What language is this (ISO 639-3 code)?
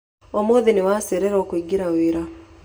kik